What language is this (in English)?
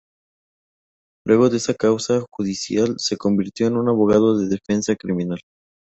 Spanish